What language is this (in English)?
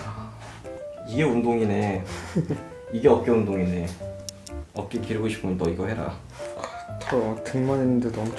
Korean